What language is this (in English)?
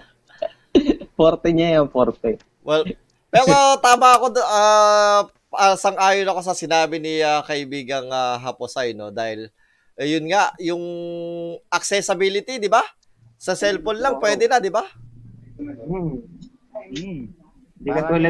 Filipino